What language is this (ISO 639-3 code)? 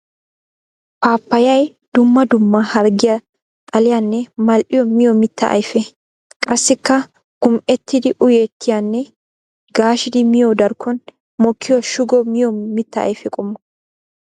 wal